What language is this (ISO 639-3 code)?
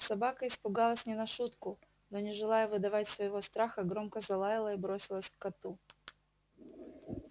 rus